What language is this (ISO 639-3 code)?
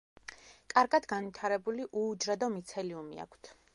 kat